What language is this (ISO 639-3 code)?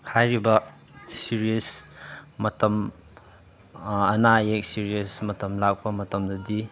mni